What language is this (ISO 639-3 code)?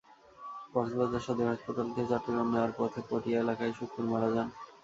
ben